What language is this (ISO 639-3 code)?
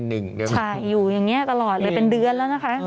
tha